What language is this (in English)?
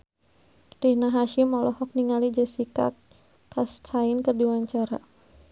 Sundanese